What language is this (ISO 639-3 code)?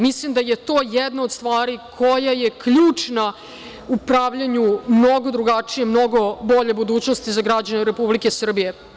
srp